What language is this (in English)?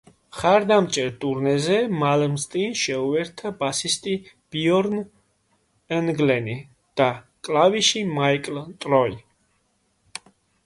Georgian